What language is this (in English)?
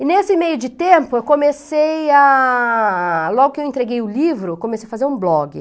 Portuguese